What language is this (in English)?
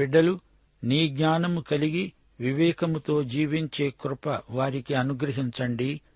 Telugu